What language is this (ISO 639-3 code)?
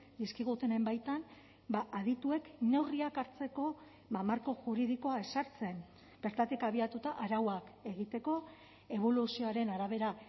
eus